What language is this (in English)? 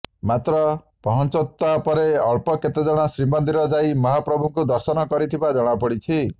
Odia